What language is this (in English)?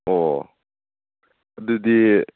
Manipuri